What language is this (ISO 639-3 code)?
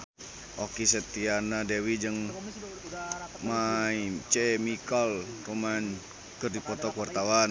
sun